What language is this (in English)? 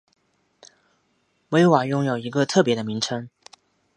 Chinese